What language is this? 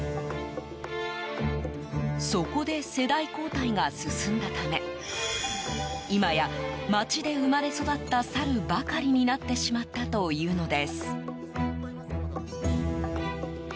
Japanese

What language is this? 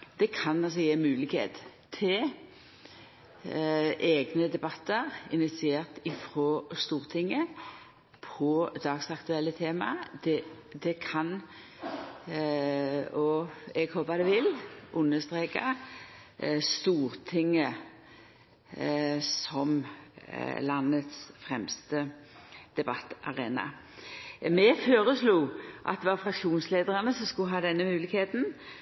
Norwegian Nynorsk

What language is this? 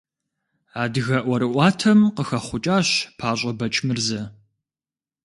Kabardian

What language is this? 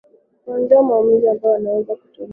Swahili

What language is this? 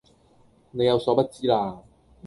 Cantonese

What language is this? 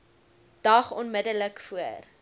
Afrikaans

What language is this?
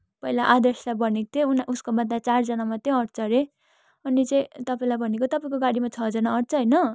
Nepali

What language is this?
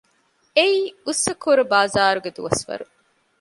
Divehi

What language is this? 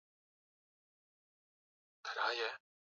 Swahili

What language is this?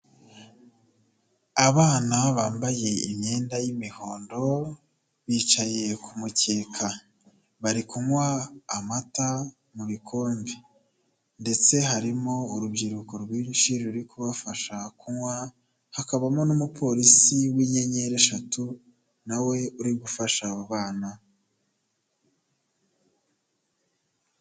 Kinyarwanda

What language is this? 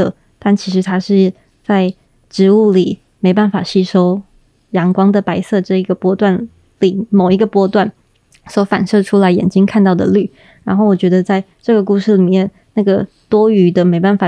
Chinese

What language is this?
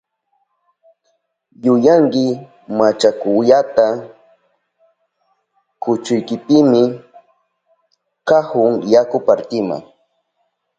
Southern Pastaza Quechua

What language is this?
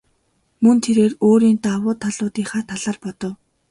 Mongolian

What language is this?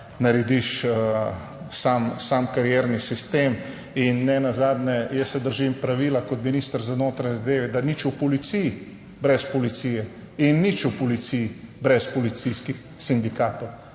Slovenian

